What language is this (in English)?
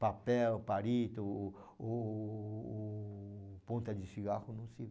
Portuguese